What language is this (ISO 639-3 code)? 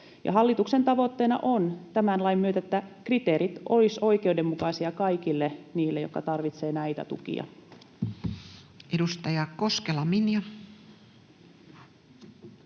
fin